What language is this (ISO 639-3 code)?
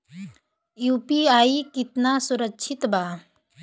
bho